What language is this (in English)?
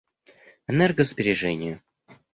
Russian